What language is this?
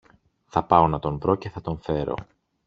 Greek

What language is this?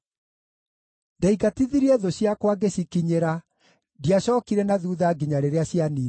Kikuyu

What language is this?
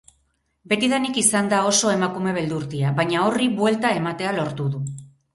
Basque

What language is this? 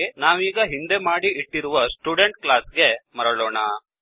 Kannada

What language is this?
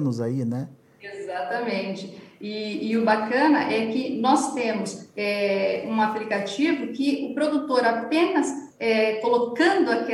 Portuguese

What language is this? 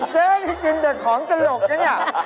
Thai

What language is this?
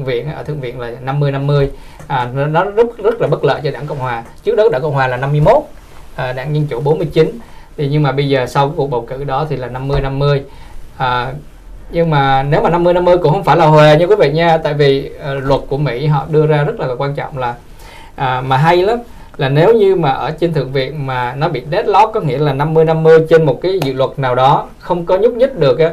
Vietnamese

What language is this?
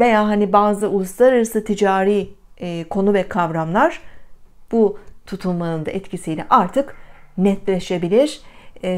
Turkish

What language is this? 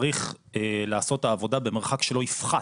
Hebrew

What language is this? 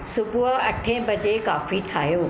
Sindhi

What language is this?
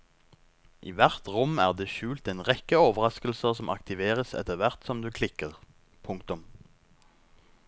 Norwegian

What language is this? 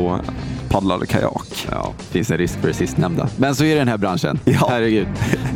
Swedish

